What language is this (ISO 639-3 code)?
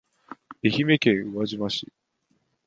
jpn